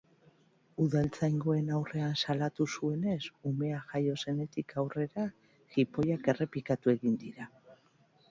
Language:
Basque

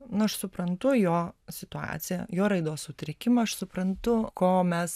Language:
Lithuanian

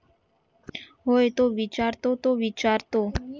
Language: Marathi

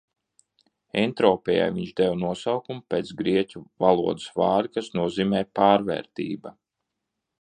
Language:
Latvian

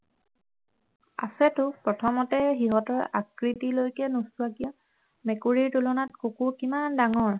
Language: Assamese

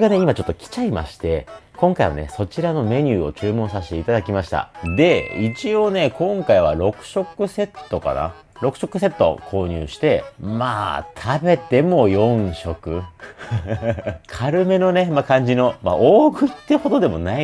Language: Japanese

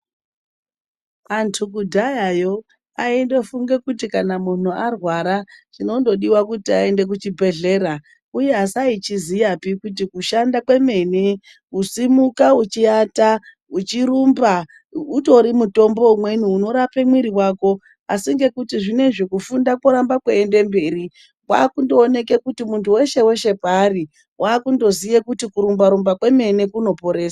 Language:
Ndau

